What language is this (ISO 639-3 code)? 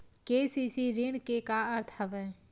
hne